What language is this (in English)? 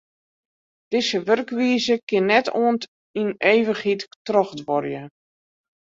Western Frisian